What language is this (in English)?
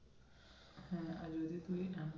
Bangla